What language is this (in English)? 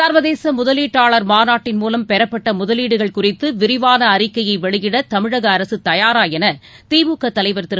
Tamil